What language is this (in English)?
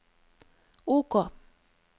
Norwegian